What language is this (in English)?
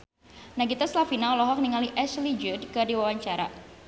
Sundanese